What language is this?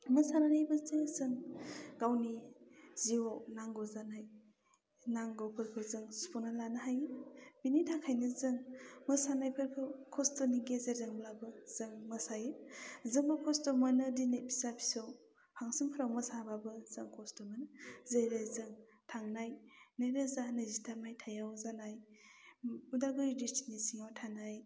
Bodo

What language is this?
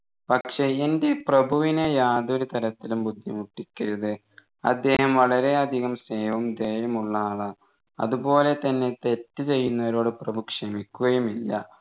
Malayalam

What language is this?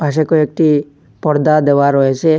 Bangla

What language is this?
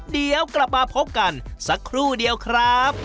Thai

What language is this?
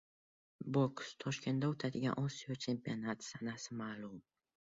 Uzbek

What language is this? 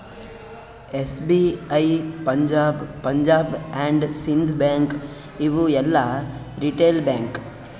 Kannada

